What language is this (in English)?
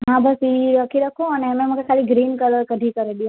Sindhi